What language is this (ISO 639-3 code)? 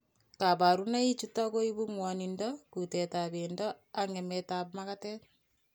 kln